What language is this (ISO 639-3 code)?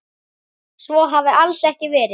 isl